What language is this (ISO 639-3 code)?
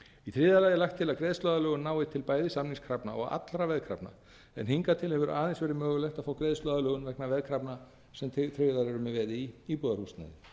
isl